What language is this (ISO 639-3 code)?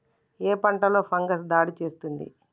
tel